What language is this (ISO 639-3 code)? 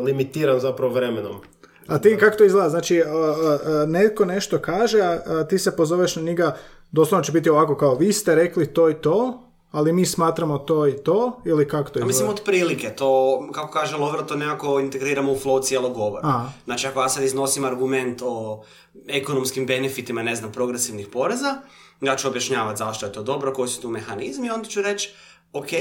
hrv